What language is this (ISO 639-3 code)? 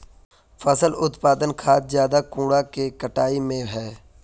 mag